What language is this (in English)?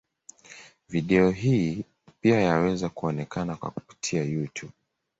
Swahili